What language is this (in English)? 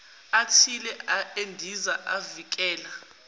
Zulu